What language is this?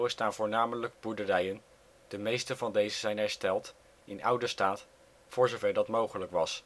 Dutch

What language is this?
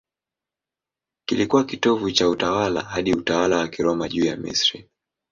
Swahili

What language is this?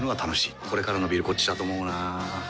Japanese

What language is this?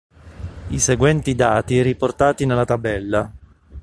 Italian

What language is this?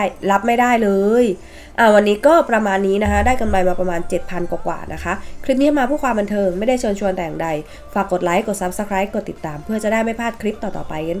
Thai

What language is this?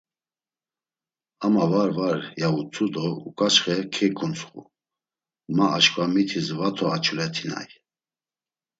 Laz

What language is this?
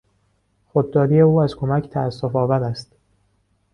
Persian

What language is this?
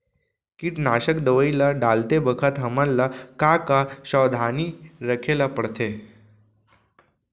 Chhattisgarhi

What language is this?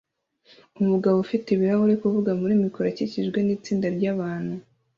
Kinyarwanda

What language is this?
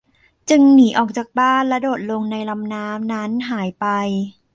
Thai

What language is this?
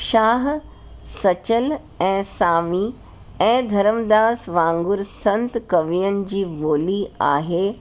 Sindhi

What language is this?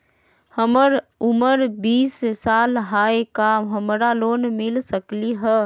Magahi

